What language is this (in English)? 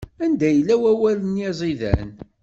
Kabyle